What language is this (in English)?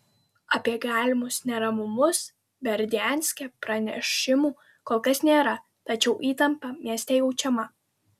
Lithuanian